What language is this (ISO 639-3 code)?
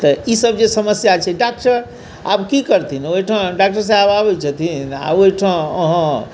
mai